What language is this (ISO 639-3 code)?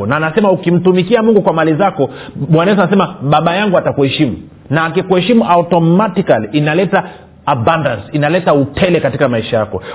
swa